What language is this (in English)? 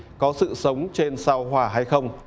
Vietnamese